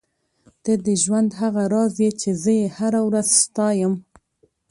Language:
Pashto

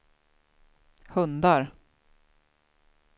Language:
Swedish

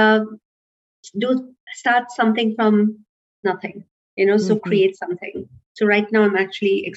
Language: English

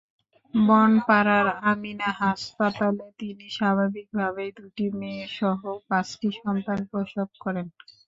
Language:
Bangla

